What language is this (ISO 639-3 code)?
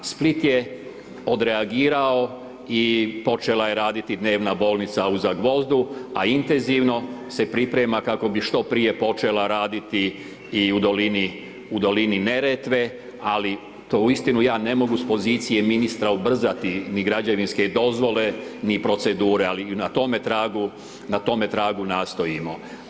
hrv